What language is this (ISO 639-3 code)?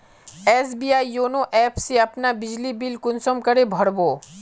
mag